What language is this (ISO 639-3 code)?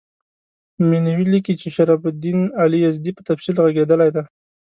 pus